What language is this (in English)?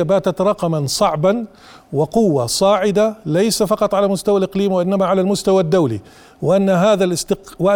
Arabic